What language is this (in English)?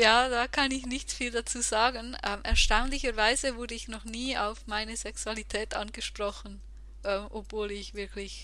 German